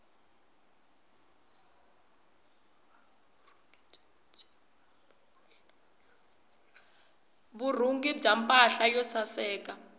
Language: Tsonga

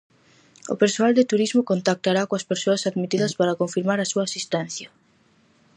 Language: Galician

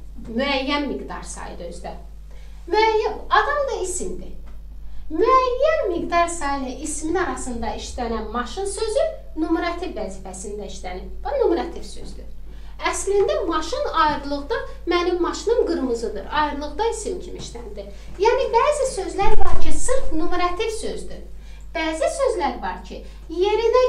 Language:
Turkish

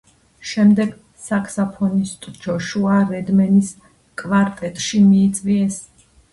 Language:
Georgian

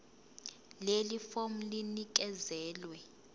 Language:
Zulu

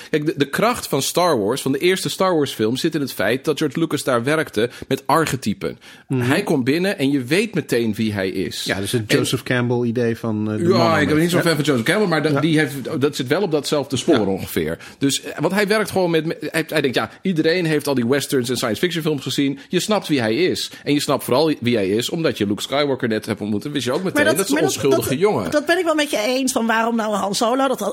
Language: Dutch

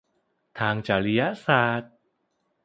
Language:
Thai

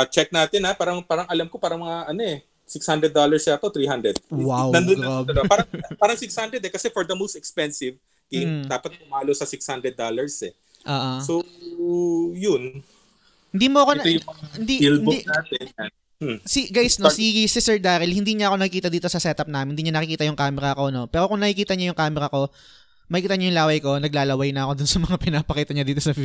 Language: Filipino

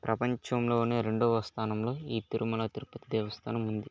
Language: Telugu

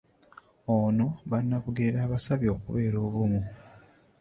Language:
Ganda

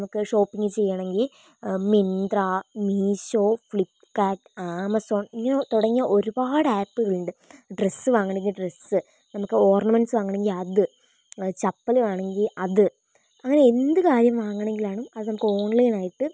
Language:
Malayalam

